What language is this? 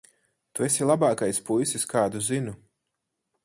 Latvian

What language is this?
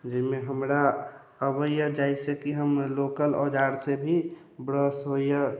Maithili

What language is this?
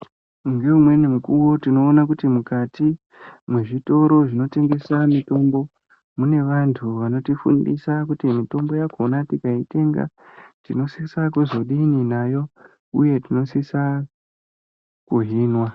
Ndau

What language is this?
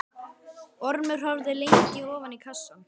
Icelandic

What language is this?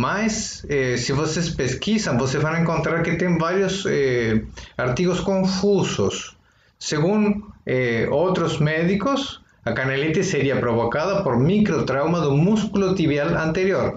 Spanish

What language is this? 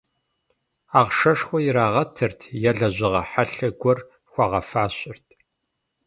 Kabardian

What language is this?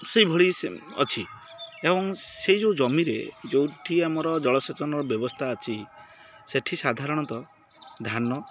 Odia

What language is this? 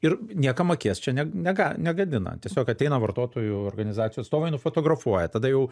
Lithuanian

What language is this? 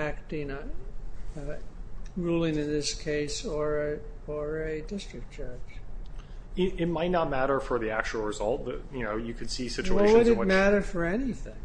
English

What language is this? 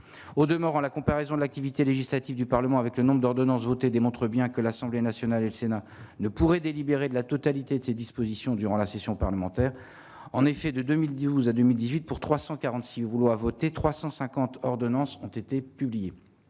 French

